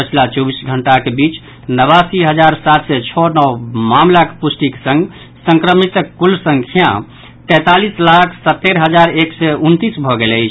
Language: Maithili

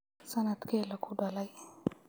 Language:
Somali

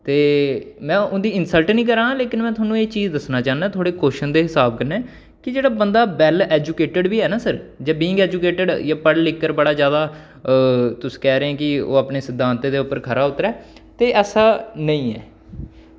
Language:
Dogri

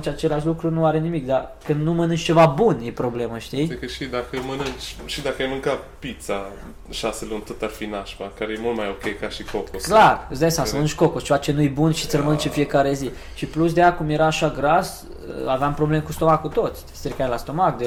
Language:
Romanian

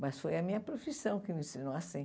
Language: Portuguese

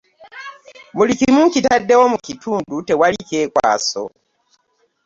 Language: Ganda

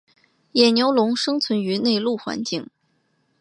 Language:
Chinese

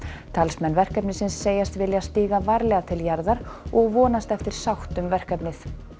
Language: Icelandic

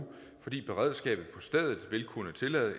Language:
Danish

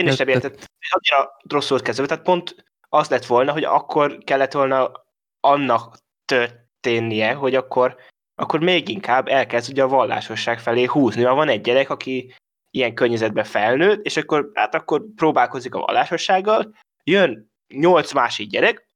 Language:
Hungarian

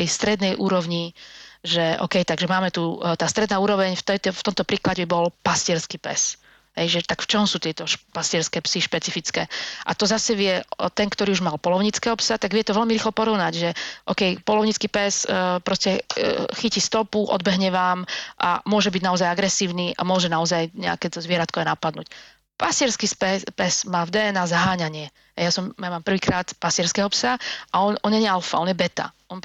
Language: Slovak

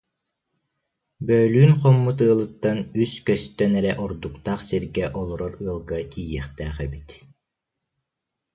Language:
Yakut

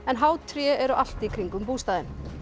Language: Icelandic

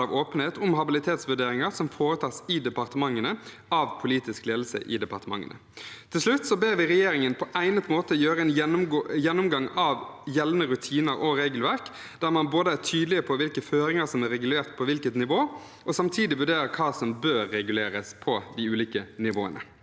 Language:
Norwegian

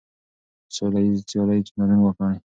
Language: Pashto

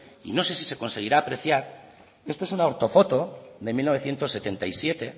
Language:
Spanish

